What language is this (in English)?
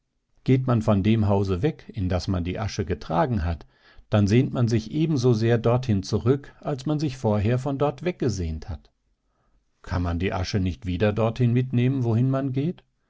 German